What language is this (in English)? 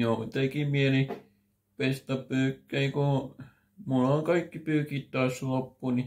Finnish